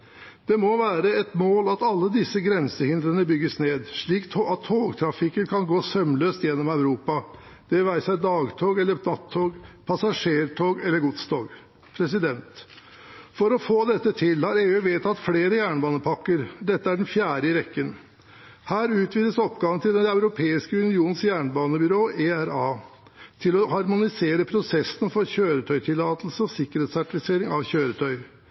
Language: Norwegian Bokmål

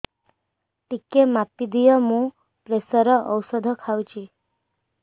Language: Odia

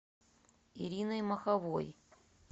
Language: Russian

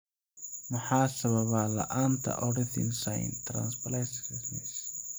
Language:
Somali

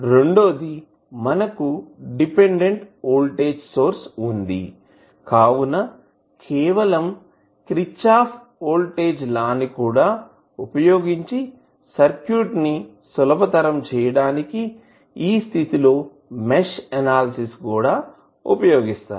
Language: Telugu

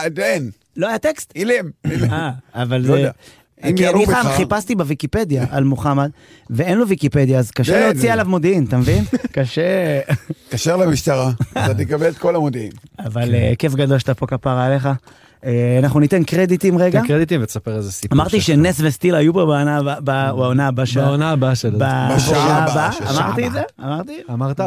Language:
Hebrew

